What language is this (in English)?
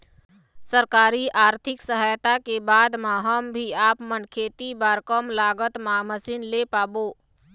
Chhattisgarhi